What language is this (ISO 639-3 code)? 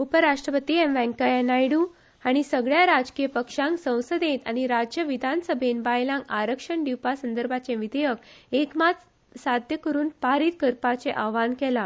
kok